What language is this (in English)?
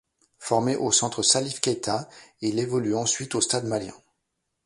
French